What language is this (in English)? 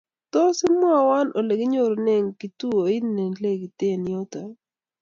Kalenjin